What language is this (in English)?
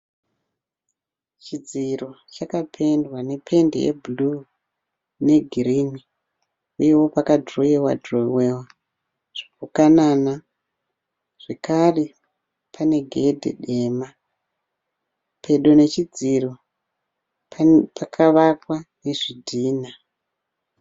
Shona